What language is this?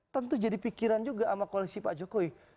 Indonesian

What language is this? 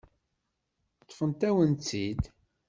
Kabyle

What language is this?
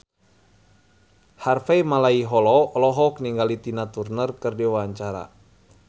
Sundanese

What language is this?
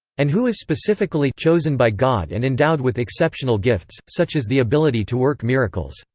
English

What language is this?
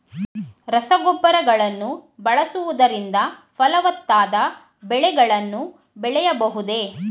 Kannada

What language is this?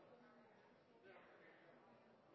Norwegian Bokmål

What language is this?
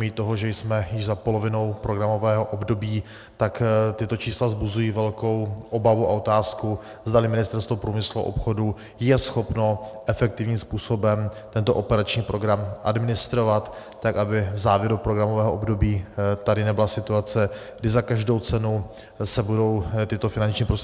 Czech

